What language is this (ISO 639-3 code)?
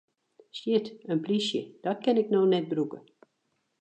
fry